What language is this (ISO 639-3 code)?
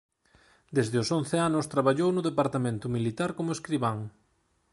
glg